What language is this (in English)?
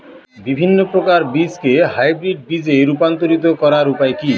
Bangla